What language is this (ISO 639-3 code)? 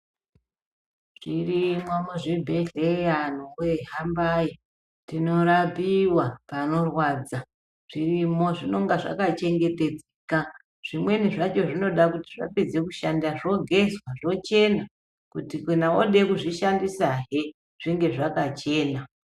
ndc